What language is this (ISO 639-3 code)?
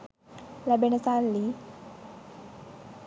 sin